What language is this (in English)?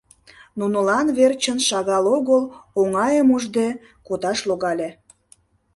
Mari